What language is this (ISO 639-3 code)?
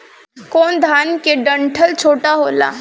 bho